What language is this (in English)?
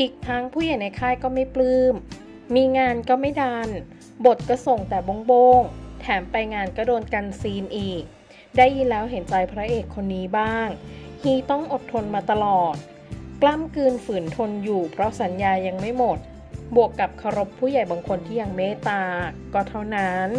Thai